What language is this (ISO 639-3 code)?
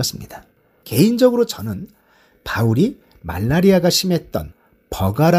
kor